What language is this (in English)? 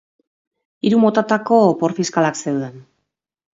Basque